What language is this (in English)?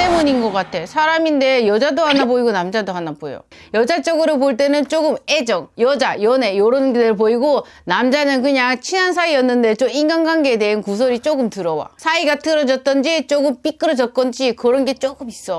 Korean